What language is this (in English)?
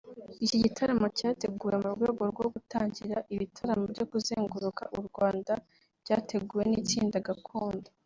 Kinyarwanda